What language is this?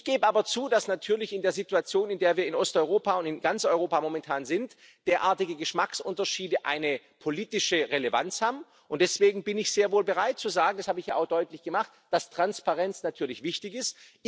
German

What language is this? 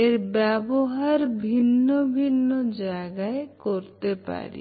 Bangla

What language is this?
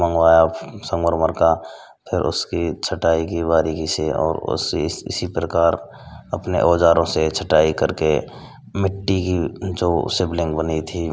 Hindi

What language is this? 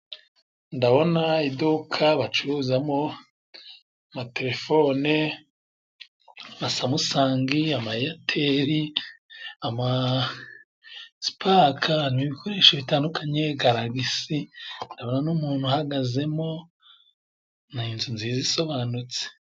Kinyarwanda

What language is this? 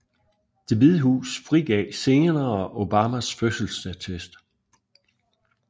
Danish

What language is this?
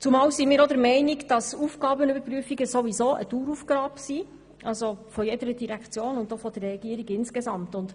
Swiss German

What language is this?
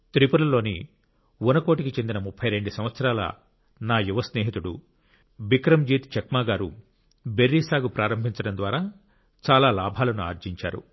Telugu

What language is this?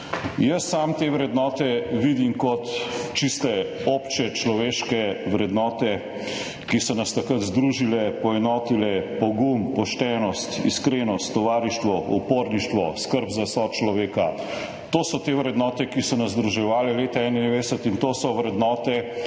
Slovenian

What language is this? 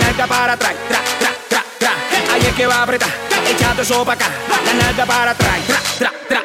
Polish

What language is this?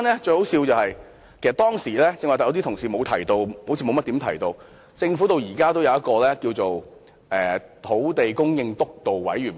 Cantonese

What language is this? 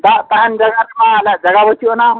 Santali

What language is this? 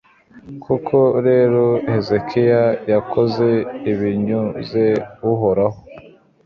Kinyarwanda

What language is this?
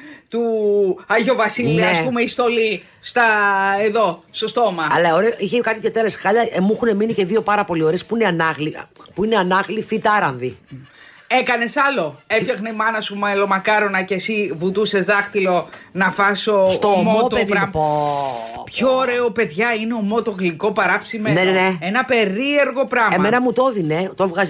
Greek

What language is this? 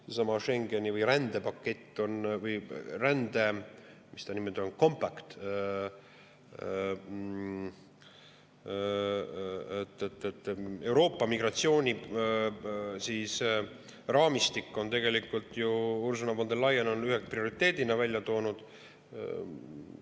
Estonian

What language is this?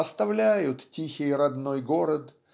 Russian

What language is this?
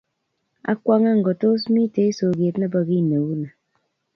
Kalenjin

